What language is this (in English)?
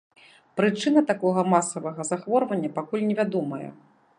Belarusian